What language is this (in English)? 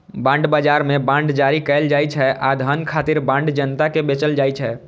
Maithili